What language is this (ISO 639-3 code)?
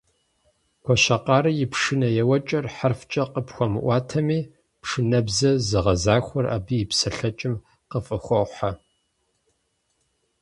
kbd